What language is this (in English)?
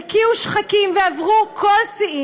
Hebrew